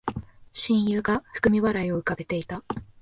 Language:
Japanese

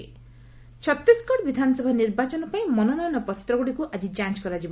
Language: Odia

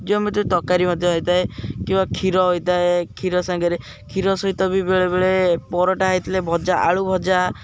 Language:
Odia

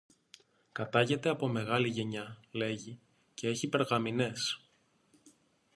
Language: Greek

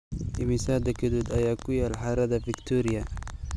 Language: Somali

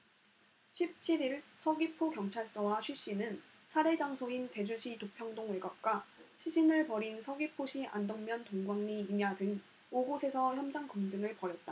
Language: Korean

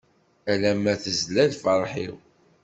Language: Kabyle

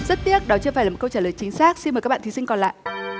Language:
Vietnamese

